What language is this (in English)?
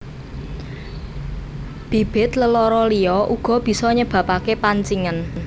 Javanese